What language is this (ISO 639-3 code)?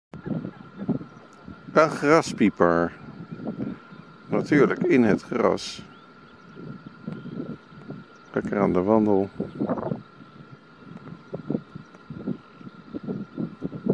nld